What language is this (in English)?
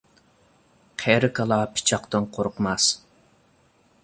Uyghur